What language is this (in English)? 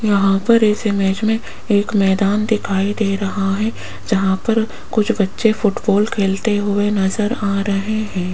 Hindi